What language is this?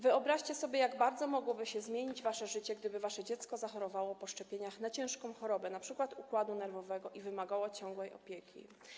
Polish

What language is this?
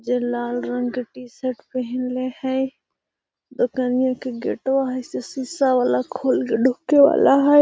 Magahi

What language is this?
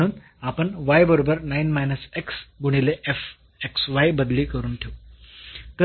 Marathi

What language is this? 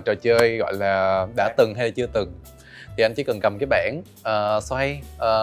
Vietnamese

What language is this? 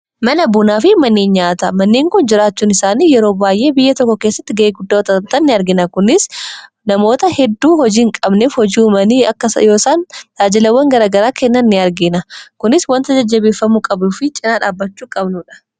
Oromo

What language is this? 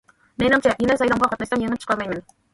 Uyghur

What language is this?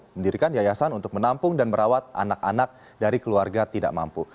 Indonesian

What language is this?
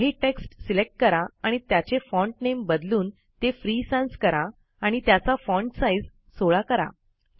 Marathi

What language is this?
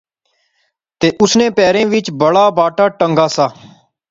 Pahari-Potwari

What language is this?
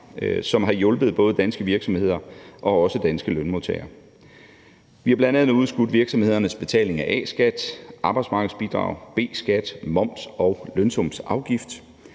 Danish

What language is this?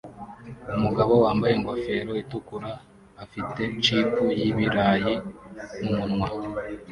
Kinyarwanda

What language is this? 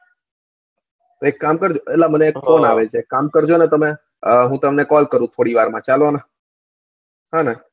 Gujarati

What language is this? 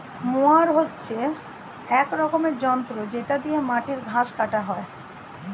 Bangla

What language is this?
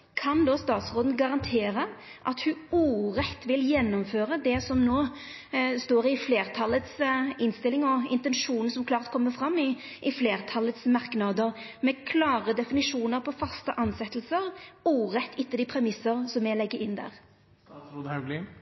Norwegian Nynorsk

